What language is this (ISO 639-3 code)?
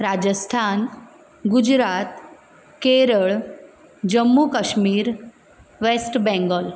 kok